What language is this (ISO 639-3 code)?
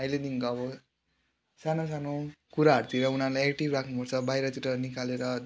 nep